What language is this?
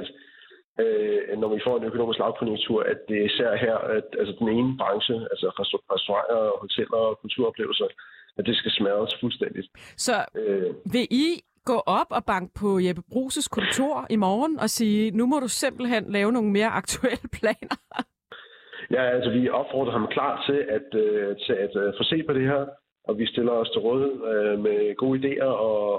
Danish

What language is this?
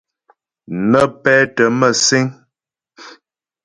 Ghomala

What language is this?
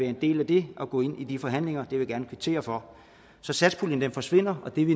Danish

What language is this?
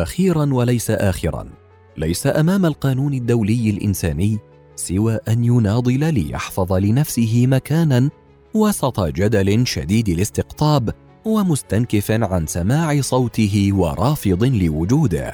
Arabic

